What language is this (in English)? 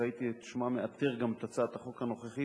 Hebrew